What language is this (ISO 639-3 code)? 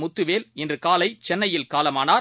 tam